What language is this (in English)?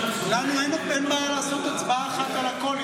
Hebrew